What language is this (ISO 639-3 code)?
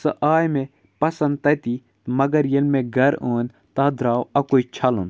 kas